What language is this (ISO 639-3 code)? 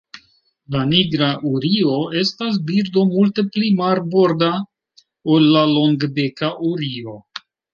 epo